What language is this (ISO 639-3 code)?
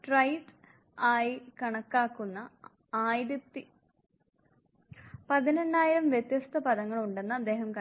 mal